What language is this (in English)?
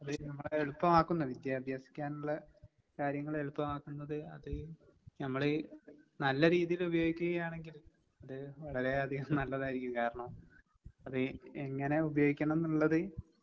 Malayalam